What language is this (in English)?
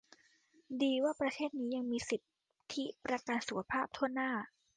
Thai